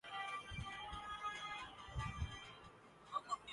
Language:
Urdu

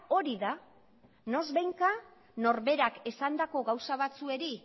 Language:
Basque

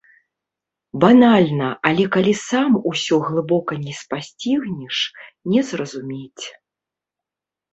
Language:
Belarusian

